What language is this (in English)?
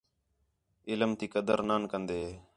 Khetrani